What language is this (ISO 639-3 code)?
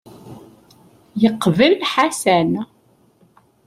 kab